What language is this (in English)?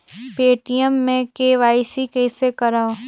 Chhattisgarhi